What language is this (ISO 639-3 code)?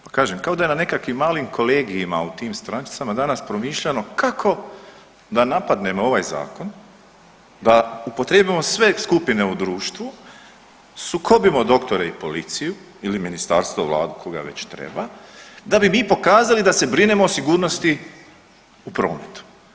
hrv